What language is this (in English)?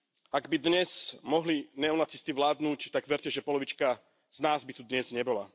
Slovak